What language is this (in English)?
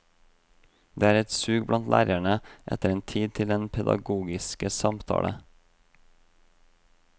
Norwegian